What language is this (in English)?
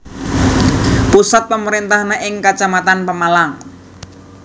Javanese